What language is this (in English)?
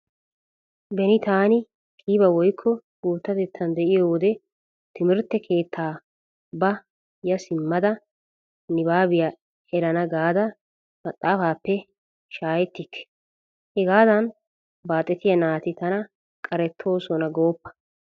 Wolaytta